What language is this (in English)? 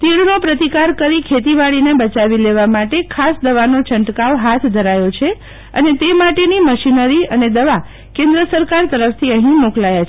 Gujarati